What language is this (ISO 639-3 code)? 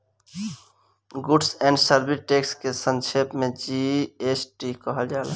bho